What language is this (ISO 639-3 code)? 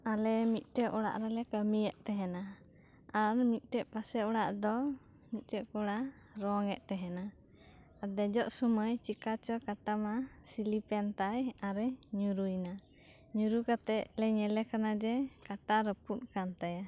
sat